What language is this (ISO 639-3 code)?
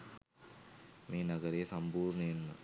sin